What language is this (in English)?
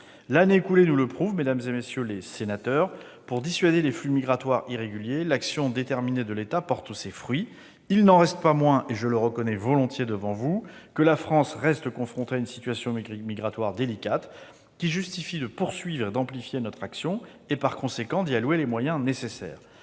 French